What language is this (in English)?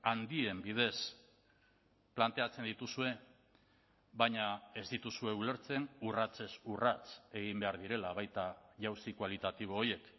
Basque